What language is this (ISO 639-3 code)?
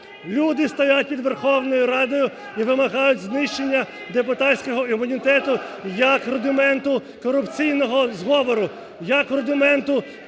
ukr